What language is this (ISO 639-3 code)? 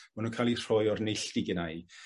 cym